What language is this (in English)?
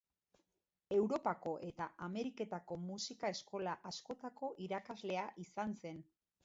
Basque